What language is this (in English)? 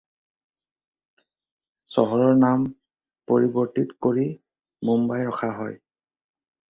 Assamese